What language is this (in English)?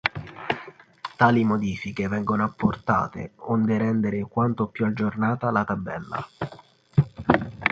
Italian